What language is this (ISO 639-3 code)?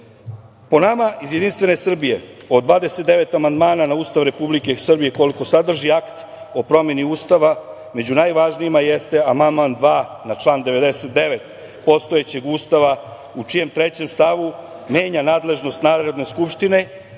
srp